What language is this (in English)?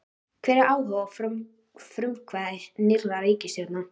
Icelandic